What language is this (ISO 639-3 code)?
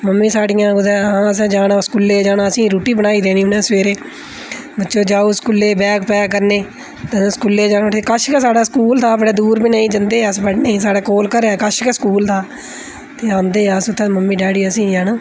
doi